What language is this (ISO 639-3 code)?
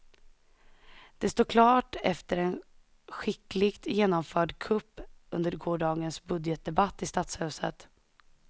swe